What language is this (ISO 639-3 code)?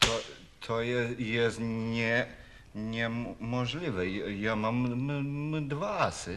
pol